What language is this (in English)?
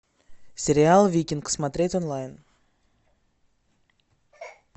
Russian